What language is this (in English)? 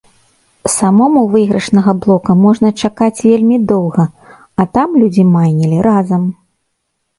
Belarusian